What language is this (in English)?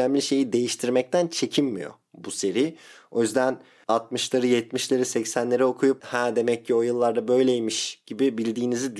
Turkish